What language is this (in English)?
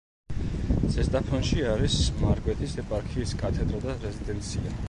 Georgian